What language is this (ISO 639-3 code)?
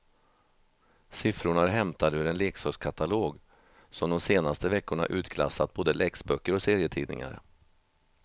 swe